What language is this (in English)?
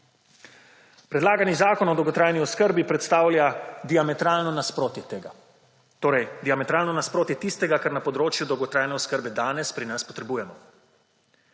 Slovenian